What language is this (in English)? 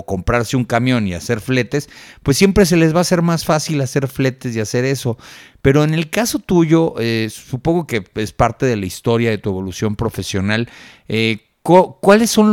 Spanish